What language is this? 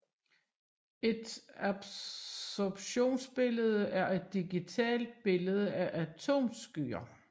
Danish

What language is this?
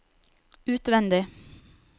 Norwegian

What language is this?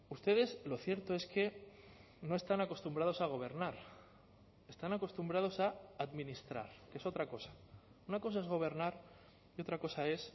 Spanish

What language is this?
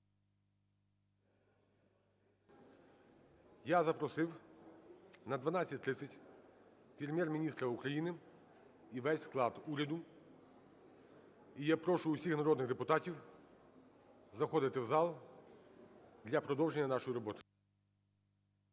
Ukrainian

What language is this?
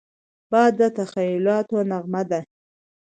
Pashto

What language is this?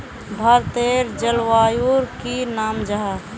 Magahi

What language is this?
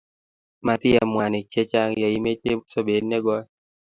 Kalenjin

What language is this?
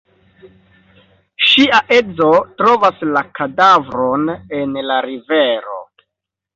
Esperanto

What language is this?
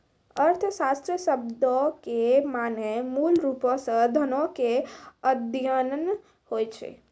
Maithili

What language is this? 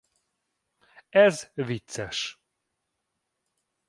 Hungarian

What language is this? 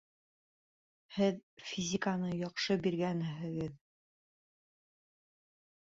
Bashkir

